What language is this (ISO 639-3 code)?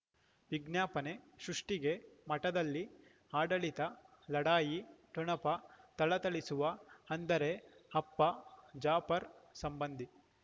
kan